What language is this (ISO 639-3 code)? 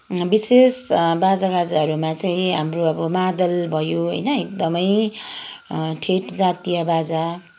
nep